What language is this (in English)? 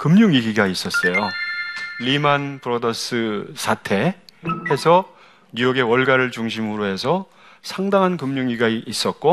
Korean